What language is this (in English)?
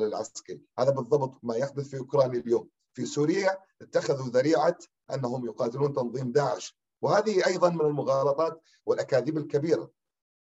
Arabic